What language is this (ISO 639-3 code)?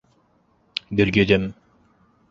bak